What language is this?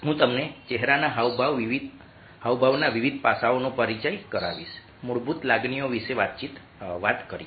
Gujarati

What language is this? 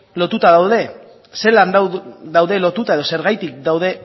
Basque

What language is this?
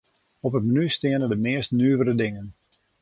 Western Frisian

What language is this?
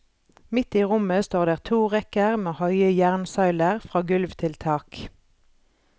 Norwegian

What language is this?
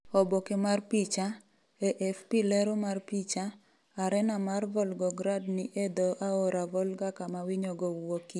Luo (Kenya and Tanzania)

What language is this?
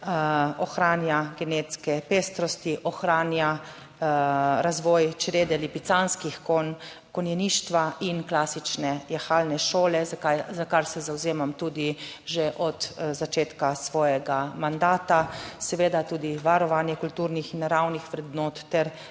Slovenian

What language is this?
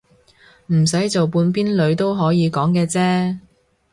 Cantonese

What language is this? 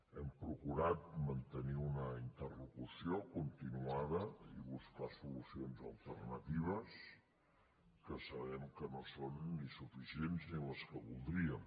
Catalan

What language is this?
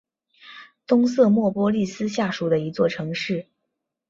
Chinese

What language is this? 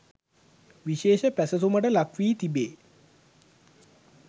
Sinhala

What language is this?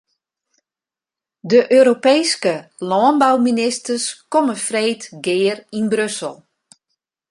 Western Frisian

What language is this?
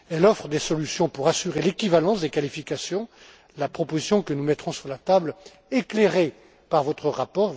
French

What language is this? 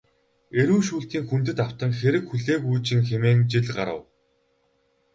Mongolian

